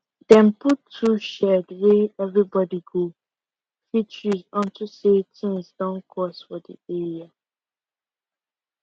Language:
Nigerian Pidgin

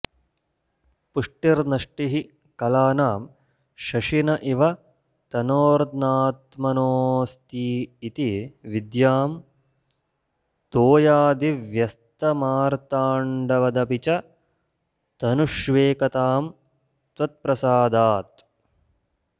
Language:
Sanskrit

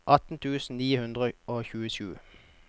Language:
Norwegian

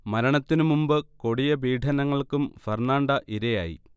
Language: Malayalam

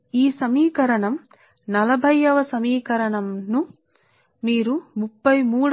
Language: Telugu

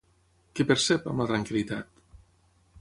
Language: Catalan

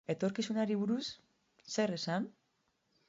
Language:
Basque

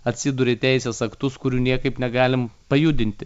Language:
Lithuanian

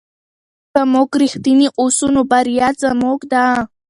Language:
Pashto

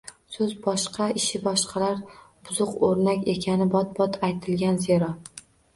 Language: Uzbek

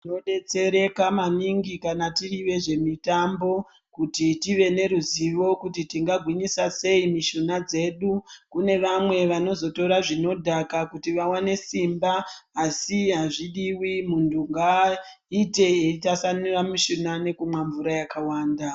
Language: Ndau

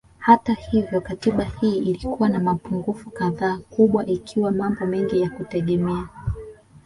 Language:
Swahili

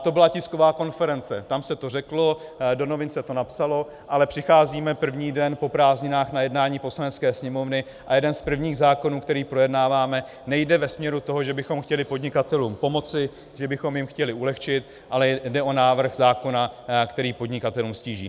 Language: Czech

